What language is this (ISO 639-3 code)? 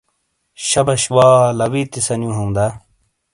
scl